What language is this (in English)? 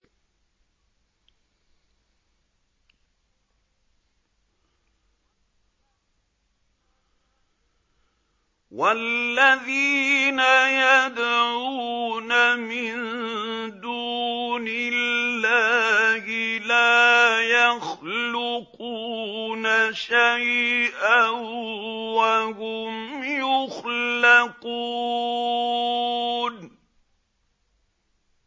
Arabic